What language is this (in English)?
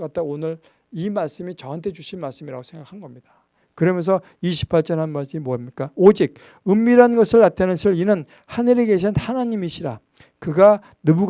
Korean